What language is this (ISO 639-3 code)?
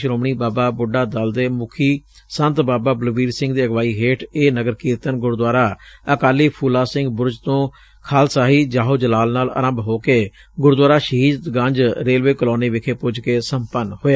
pan